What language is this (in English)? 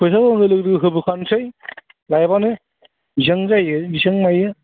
Bodo